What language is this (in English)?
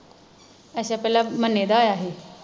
Punjabi